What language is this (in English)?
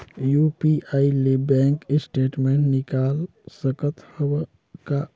Chhattisgarhi